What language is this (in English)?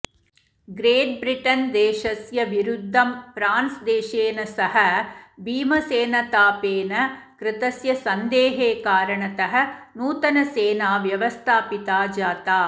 Sanskrit